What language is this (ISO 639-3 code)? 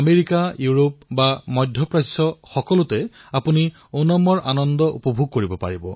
asm